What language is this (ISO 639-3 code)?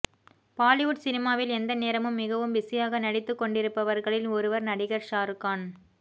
tam